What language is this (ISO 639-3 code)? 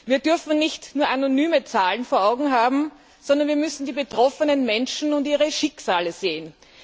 deu